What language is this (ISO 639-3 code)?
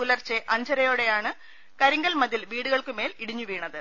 mal